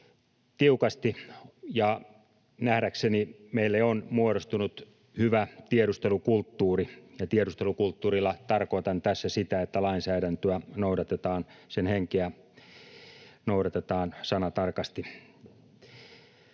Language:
Finnish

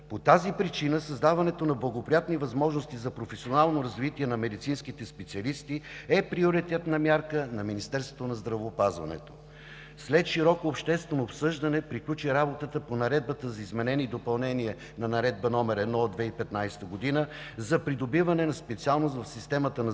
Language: Bulgarian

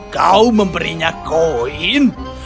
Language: Indonesian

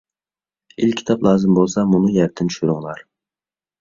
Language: Uyghur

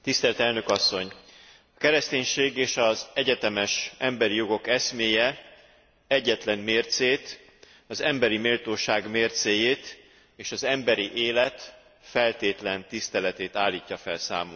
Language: Hungarian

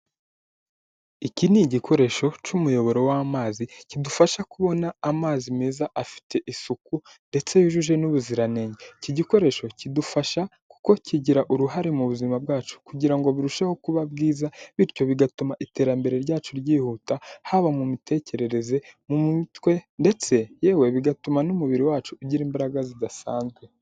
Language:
Kinyarwanda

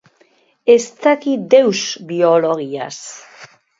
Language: Basque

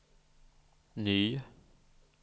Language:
Swedish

